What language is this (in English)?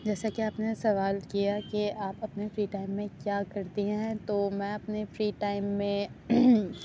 Urdu